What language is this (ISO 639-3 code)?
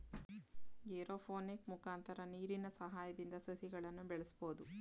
kan